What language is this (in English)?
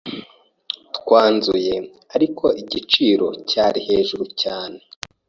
Kinyarwanda